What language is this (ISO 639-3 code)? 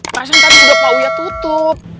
ind